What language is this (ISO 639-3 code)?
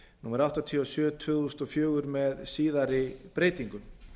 isl